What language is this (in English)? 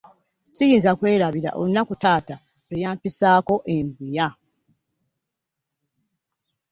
Ganda